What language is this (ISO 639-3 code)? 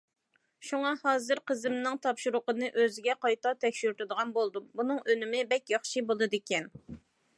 uig